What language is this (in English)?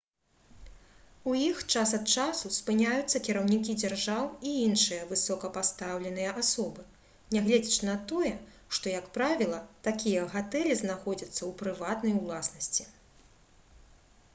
Belarusian